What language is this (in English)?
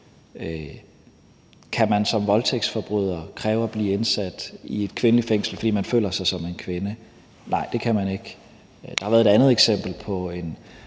Danish